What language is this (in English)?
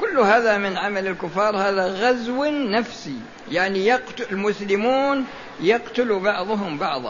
Arabic